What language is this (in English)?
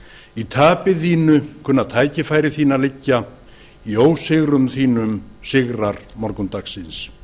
Icelandic